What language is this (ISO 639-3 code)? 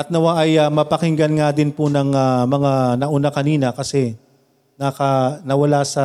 fil